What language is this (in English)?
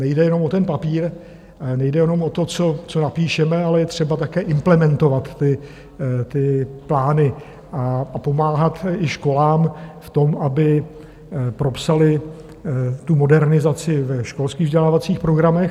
Czech